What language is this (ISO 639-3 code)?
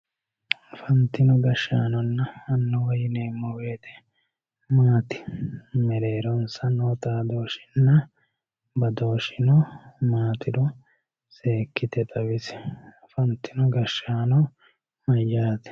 sid